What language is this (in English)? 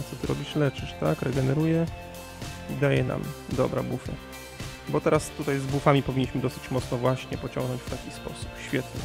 Polish